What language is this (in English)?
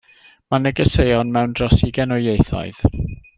Welsh